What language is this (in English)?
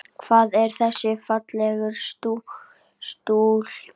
Icelandic